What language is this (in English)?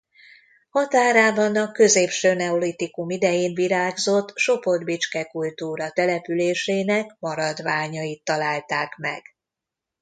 Hungarian